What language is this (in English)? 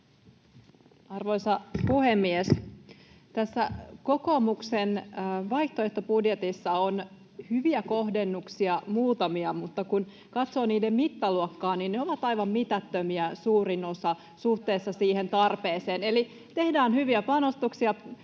Finnish